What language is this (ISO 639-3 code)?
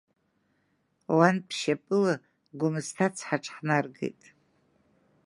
abk